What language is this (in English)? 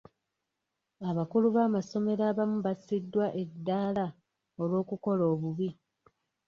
Ganda